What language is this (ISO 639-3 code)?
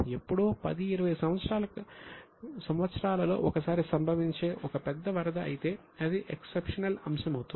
tel